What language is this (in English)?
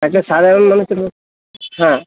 Bangla